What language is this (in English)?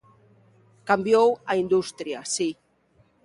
Galician